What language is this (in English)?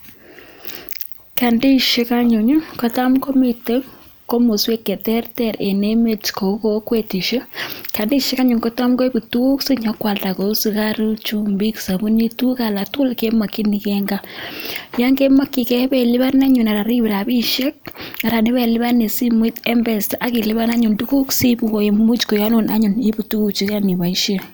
Kalenjin